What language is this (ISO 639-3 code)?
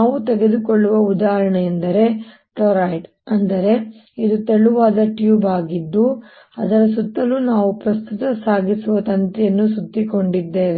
kan